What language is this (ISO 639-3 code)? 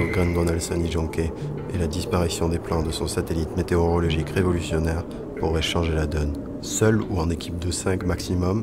fra